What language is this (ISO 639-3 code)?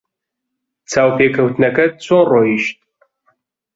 ckb